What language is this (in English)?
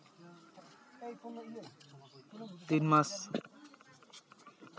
Santali